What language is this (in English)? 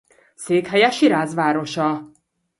Hungarian